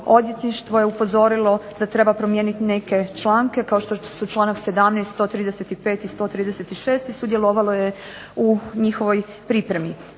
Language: Croatian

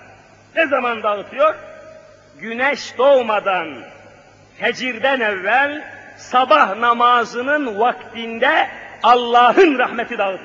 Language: Turkish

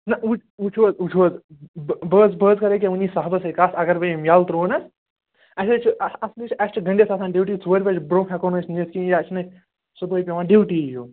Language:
Kashmiri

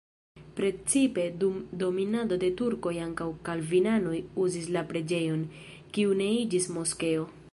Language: Esperanto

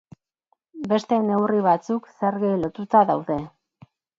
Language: Basque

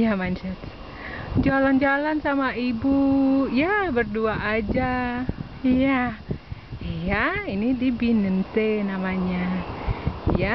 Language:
Indonesian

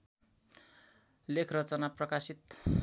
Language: Nepali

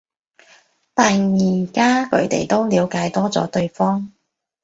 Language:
Cantonese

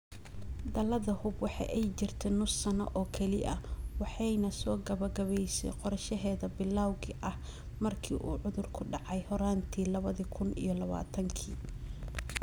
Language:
Somali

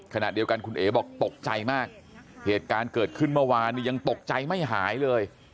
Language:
Thai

